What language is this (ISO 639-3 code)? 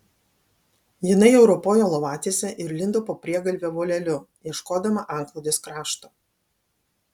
lit